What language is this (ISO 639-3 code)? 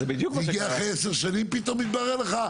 heb